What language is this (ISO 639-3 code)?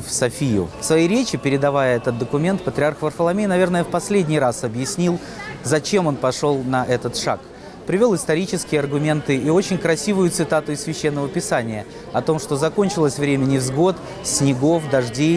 rus